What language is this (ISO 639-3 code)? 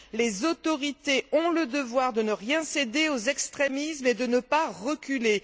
fra